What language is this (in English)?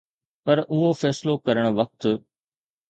Sindhi